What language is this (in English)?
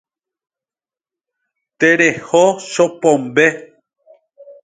Guarani